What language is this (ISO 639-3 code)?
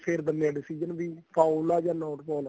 pan